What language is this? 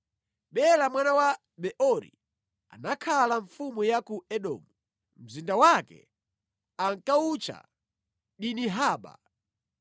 Nyanja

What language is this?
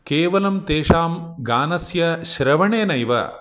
Sanskrit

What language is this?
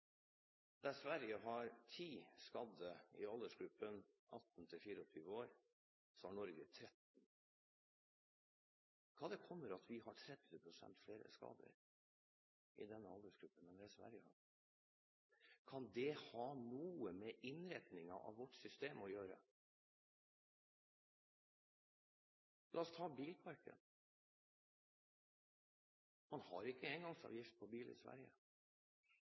Norwegian Bokmål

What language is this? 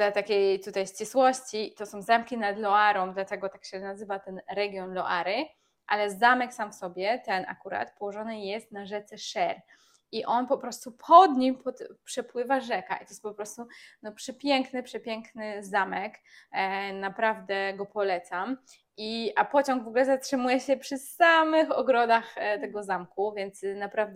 Polish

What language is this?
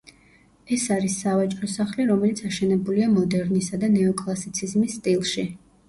Georgian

